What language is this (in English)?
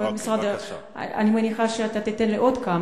Hebrew